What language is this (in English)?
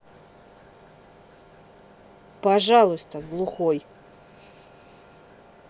Russian